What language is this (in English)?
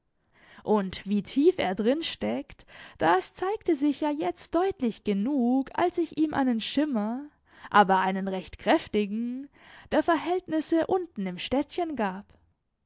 German